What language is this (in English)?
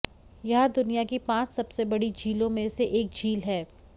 Hindi